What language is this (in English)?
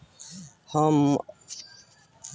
Bhojpuri